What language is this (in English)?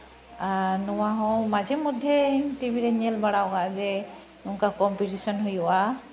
Santali